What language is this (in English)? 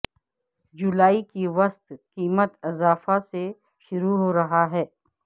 Urdu